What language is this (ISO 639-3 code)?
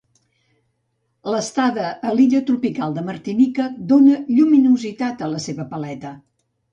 cat